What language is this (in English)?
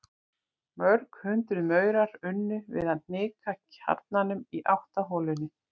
Icelandic